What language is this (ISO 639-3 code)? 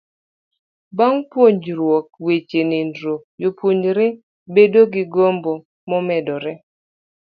luo